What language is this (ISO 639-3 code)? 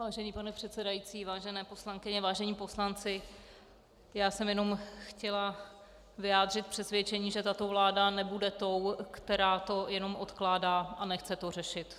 ces